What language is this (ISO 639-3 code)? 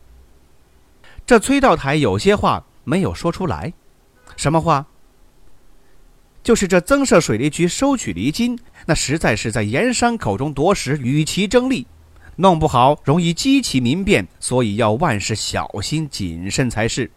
zho